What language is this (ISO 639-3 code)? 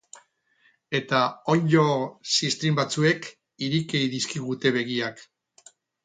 eus